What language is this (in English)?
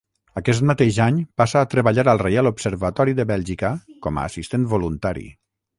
Catalan